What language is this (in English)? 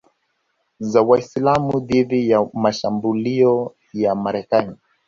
Swahili